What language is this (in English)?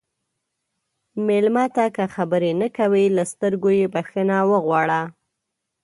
Pashto